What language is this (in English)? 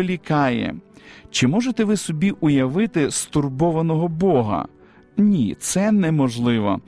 Ukrainian